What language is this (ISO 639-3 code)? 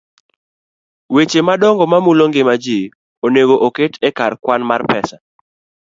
luo